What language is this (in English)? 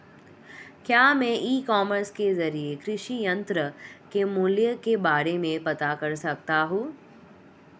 Hindi